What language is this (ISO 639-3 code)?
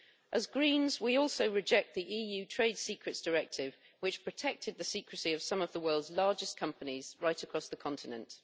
eng